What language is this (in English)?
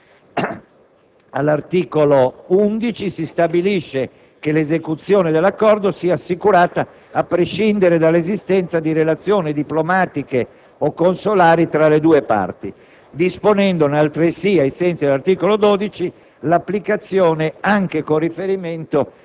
Italian